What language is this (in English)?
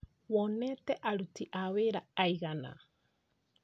Kikuyu